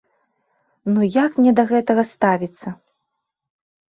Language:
Belarusian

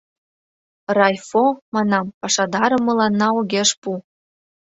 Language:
Mari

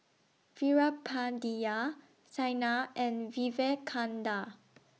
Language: English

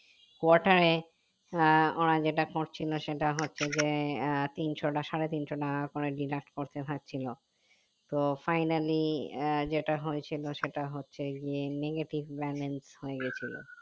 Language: Bangla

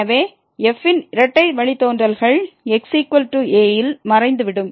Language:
Tamil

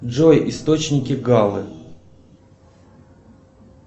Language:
Russian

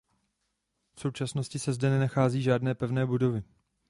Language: Czech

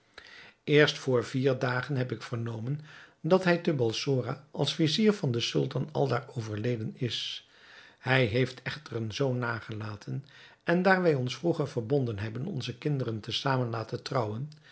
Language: Dutch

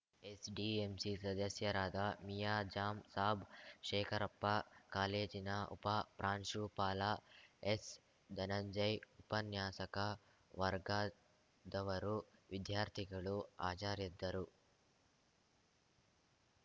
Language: Kannada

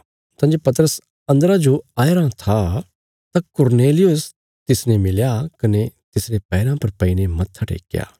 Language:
Bilaspuri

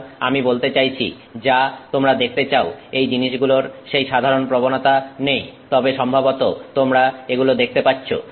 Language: Bangla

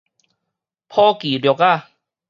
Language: Min Nan Chinese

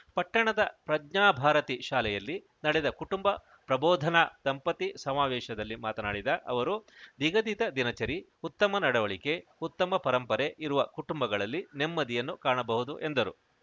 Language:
Kannada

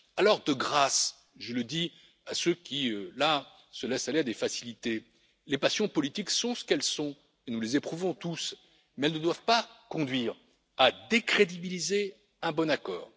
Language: French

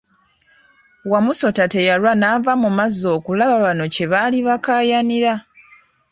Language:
Ganda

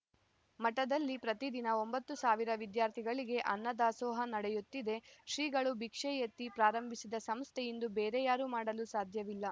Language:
Kannada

